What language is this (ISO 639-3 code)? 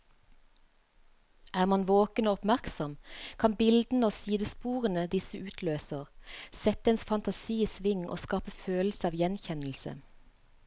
nor